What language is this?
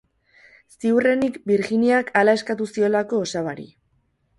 Basque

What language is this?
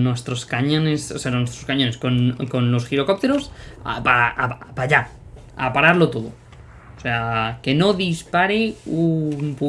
Spanish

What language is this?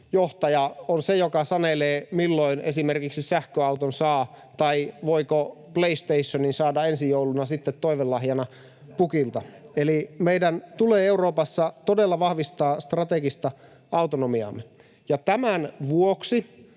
Finnish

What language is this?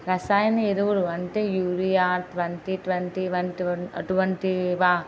Telugu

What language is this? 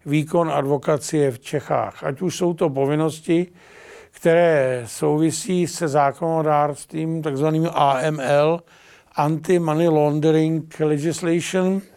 Czech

